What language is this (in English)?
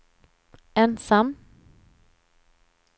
Swedish